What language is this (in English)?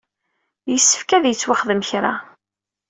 Kabyle